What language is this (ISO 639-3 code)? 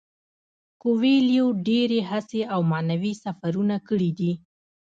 pus